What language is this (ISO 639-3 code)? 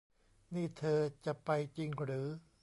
tha